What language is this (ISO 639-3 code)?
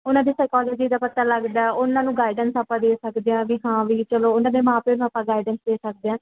pan